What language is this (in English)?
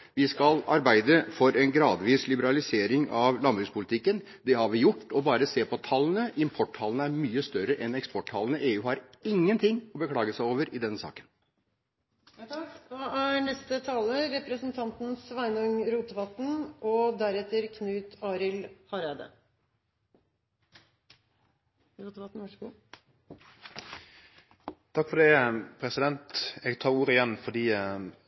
Norwegian